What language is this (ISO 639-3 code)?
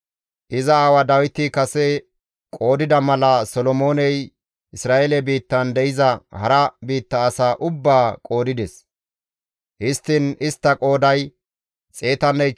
gmv